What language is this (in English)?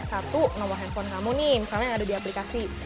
Indonesian